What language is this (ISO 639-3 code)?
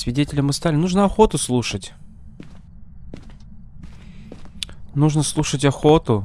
rus